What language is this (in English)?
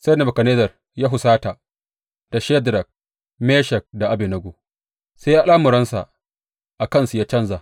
Hausa